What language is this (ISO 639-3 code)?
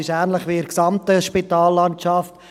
gsw